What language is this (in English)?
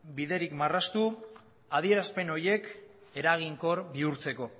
Basque